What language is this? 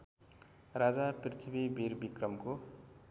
Nepali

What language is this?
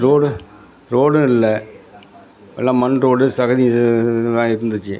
Tamil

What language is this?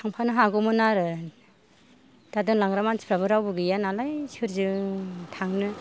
Bodo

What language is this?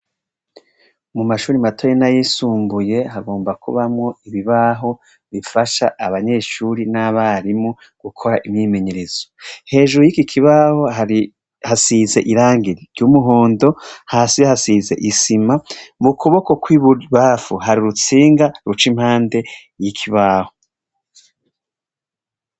Rundi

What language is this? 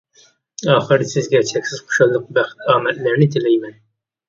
Uyghur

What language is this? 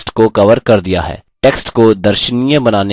Hindi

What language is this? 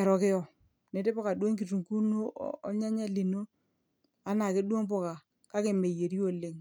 Masai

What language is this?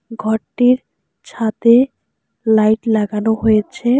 Bangla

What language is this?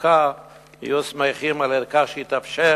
Hebrew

